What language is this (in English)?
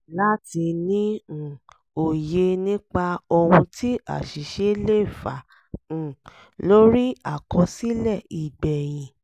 Yoruba